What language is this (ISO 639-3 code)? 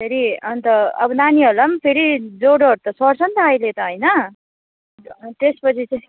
nep